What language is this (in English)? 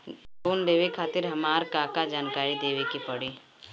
Bhojpuri